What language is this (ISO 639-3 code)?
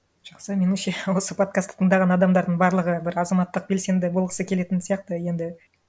kaz